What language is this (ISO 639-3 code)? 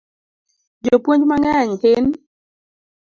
luo